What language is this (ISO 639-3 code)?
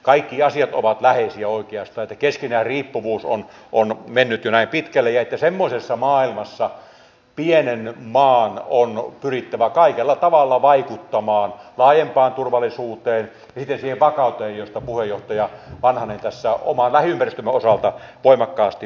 fin